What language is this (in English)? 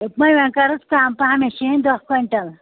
Kashmiri